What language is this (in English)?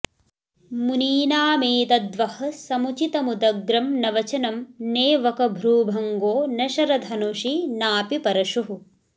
Sanskrit